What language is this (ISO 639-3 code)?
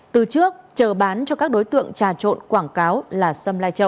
vie